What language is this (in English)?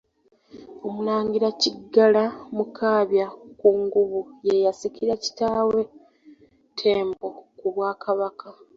Ganda